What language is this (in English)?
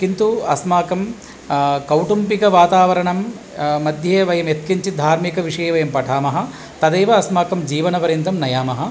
Sanskrit